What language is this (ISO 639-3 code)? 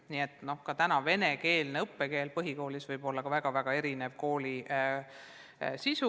est